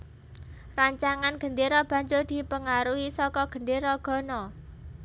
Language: Javanese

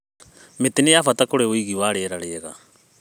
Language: Kikuyu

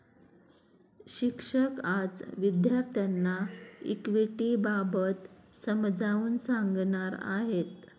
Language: Marathi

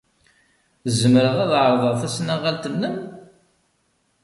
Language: Kabyle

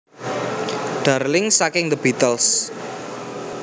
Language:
Javanese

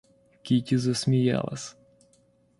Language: Russian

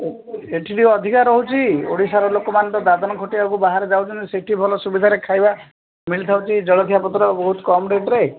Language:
Odia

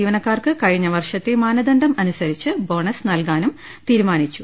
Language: Malayalam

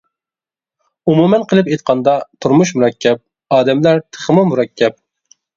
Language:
Uyghur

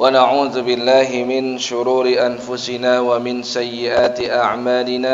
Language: Indonesian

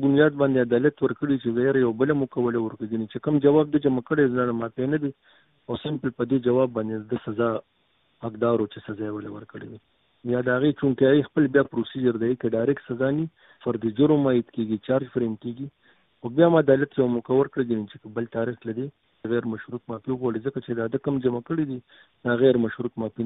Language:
Urdu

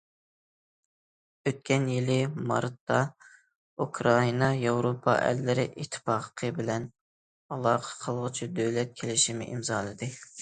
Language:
Uyghur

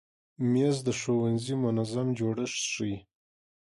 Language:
Pashto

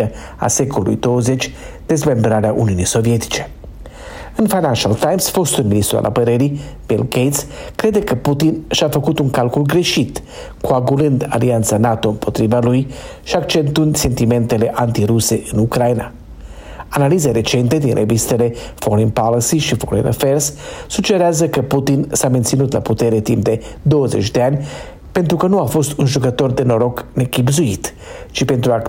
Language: Romanian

